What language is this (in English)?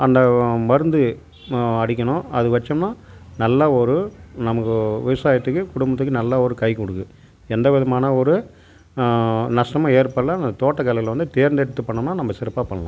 Tamil